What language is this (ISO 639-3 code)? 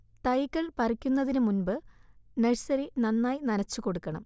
mal